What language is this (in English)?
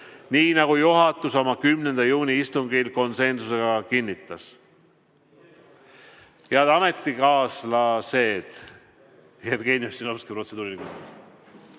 Estonian